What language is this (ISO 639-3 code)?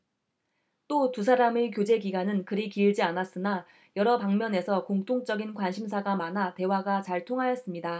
kor